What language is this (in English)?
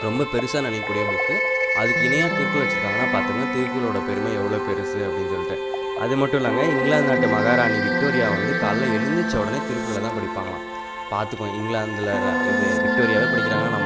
Tamil